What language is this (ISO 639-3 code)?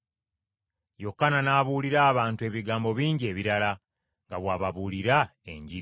lug